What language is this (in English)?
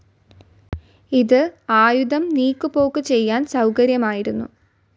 Malayalam